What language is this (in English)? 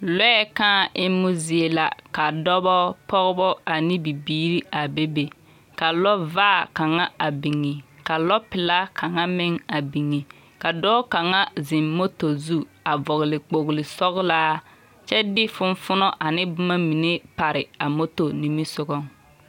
Southern Dagaare